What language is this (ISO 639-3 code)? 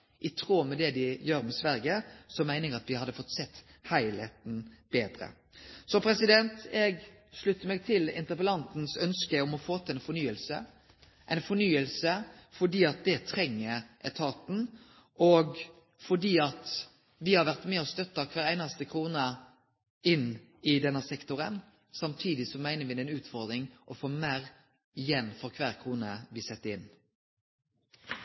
nno